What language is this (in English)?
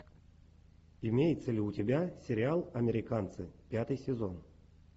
Russian